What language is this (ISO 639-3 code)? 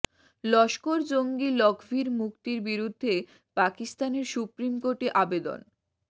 ben